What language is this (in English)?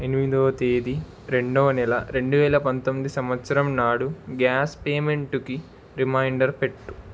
Telugu